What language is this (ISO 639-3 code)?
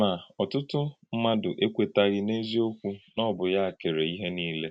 ibo